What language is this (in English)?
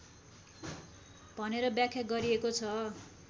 Nepali